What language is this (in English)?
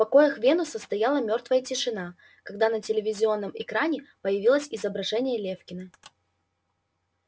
Russian